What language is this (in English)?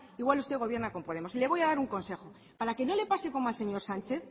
Spanish